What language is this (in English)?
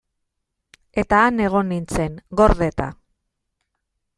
Basque